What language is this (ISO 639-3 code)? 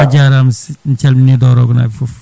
ful